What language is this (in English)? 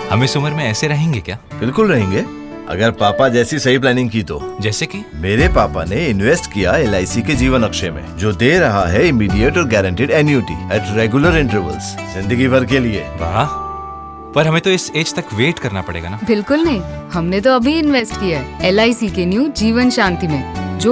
Hindi